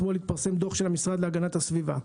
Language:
Hebrew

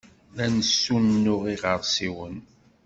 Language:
Kabyle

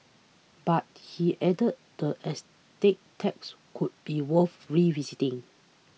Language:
English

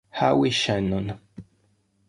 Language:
Italian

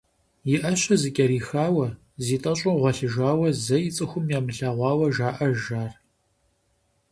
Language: Kabardian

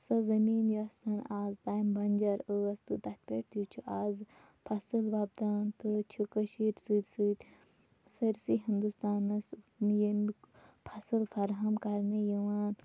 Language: Kashmiri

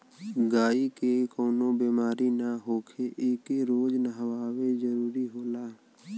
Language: Bhojpuri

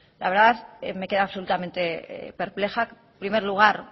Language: Spanish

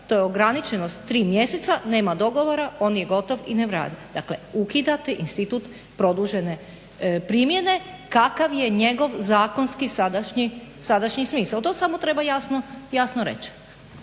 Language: Croatian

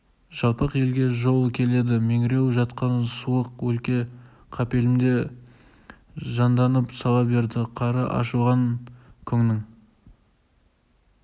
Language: Kazakh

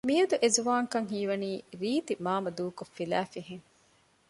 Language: Divehi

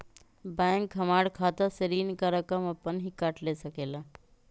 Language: Magahi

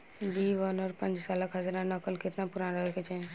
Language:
Bhojpuri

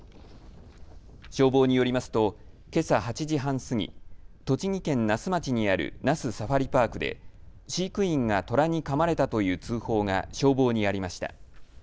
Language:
Japanese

